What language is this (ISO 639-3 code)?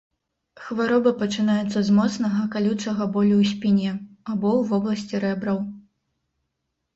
bel